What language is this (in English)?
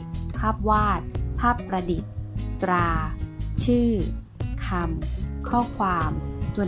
Thai